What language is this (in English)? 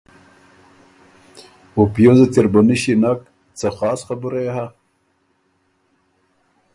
Ormuri